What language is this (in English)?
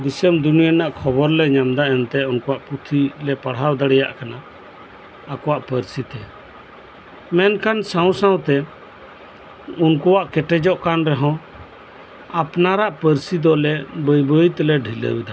Santali